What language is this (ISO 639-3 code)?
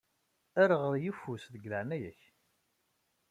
kab